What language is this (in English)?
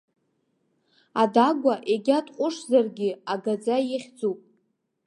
Abkhazian